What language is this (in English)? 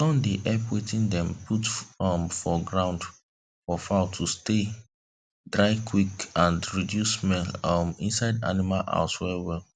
Nigerian Pidgin